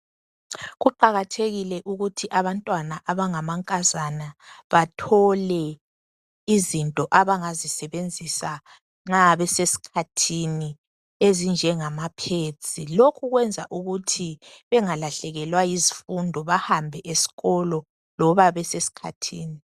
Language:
North Ndebele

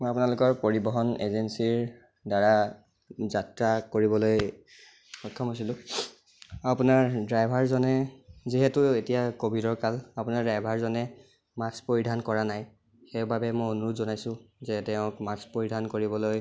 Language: Assamese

